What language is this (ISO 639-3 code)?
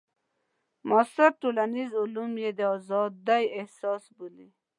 pus